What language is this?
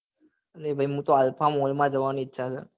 Gujarati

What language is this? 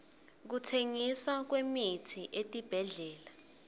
Swati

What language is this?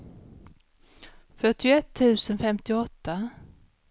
Swedish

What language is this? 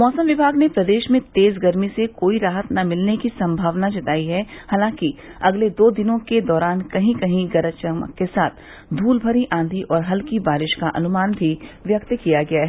Hindi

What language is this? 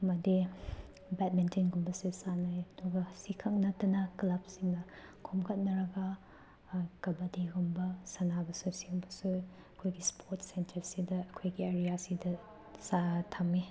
Manipuri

